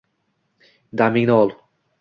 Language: Uzbek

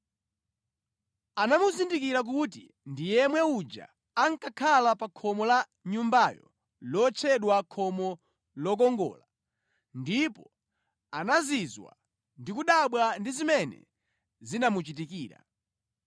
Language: Nyanja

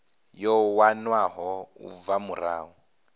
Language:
Venda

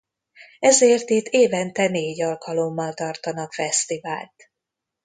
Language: Hungarian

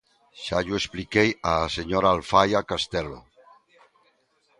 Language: Galician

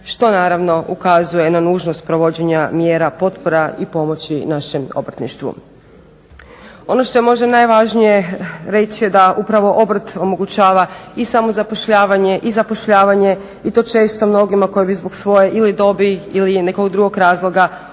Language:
Croatian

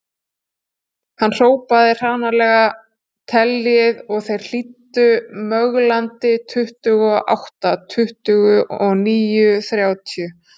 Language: Icelandic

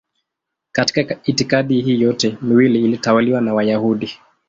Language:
Swahili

